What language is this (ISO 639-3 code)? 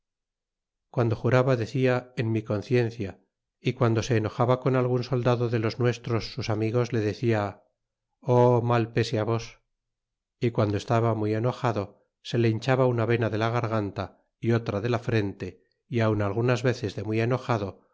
spa